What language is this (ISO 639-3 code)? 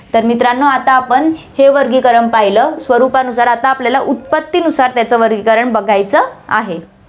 mar